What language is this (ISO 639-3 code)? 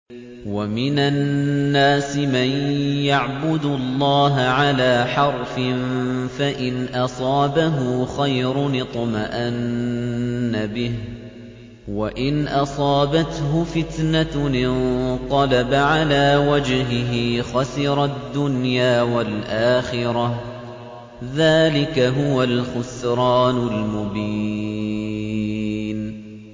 ara